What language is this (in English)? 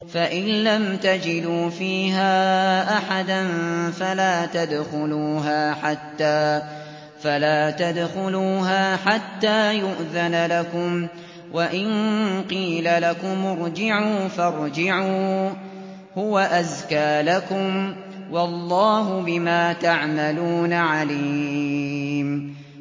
Arabic